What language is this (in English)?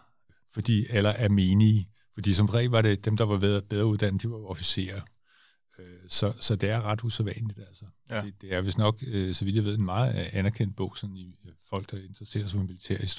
Danish